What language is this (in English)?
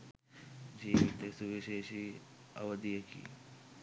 Sinhala